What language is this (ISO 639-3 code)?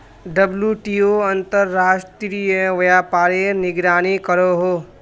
mag